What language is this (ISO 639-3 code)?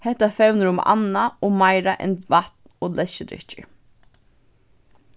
fao